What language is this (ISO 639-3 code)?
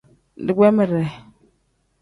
kdh